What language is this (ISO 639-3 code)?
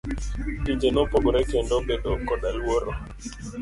luo